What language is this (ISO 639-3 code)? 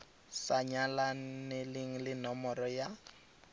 tsn